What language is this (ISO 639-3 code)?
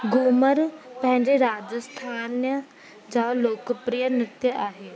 snd